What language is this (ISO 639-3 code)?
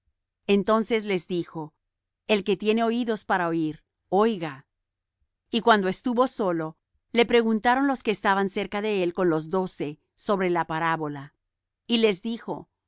spa